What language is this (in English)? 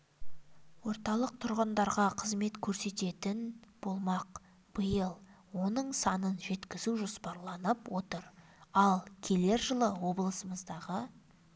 Kazakh